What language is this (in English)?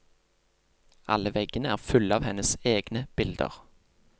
Norwegian